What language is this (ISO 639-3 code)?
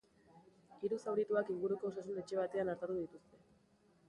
eus